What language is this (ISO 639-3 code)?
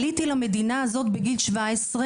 heb